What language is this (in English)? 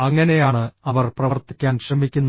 Malayalam